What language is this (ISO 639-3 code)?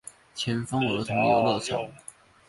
zho